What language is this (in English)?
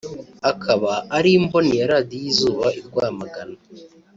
Kinyarwanda